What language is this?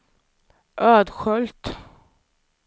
Swedish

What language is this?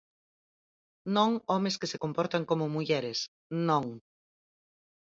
Galician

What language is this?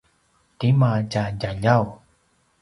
Paiwan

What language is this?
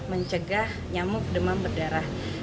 Indonesian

